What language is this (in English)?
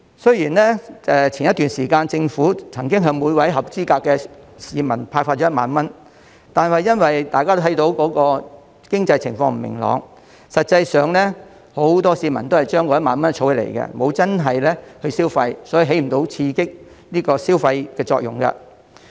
Cantonese